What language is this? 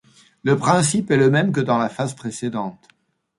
French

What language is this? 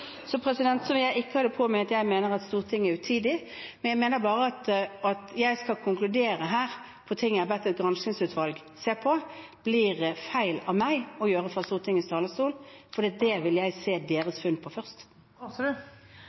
Norwegian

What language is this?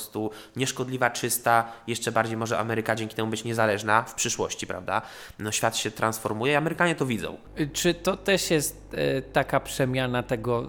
Polish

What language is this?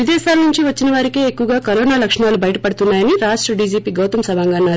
Telugu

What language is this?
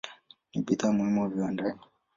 Swahili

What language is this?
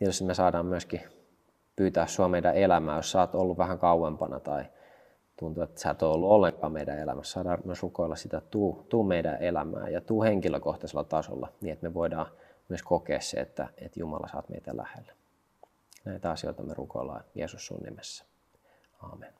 Finnish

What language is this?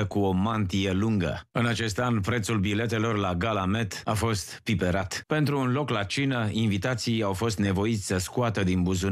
Romanian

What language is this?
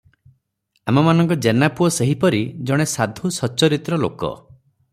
Odia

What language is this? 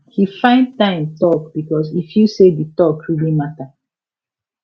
Nigerian Pidgin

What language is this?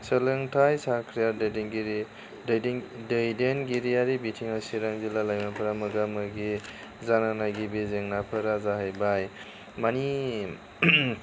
Bodo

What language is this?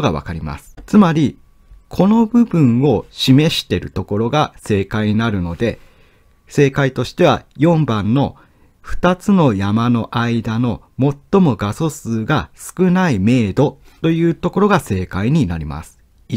Japanese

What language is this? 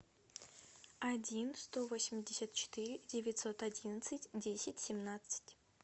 Russian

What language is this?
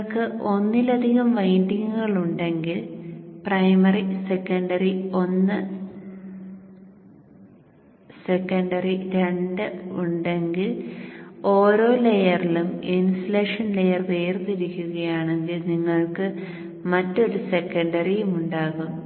Malayalam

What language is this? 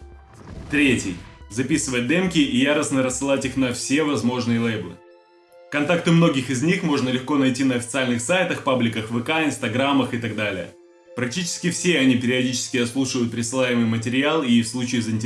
Russian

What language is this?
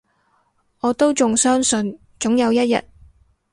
Cantonese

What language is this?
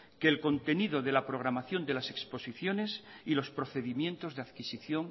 Spanish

